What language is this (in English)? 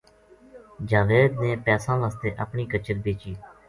Gujari